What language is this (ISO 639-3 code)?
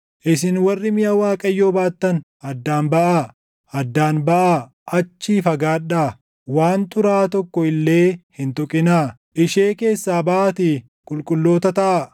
orm